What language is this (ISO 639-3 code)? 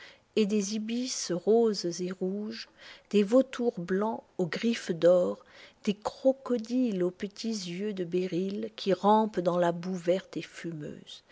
fra